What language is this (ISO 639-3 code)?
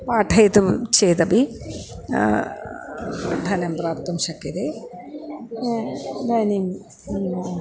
san